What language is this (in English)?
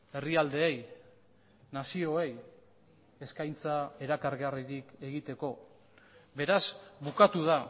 Basque